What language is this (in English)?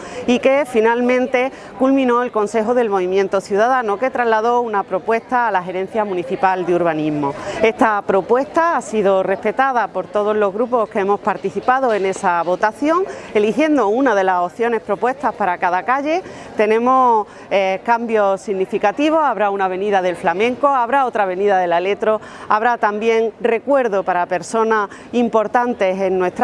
Spanish